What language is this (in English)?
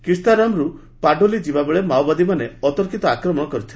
Odia